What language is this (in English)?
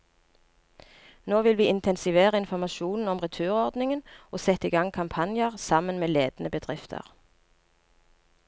Norwegian